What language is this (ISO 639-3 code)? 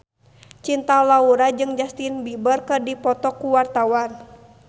sun